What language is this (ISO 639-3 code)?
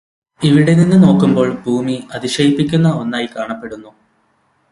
mal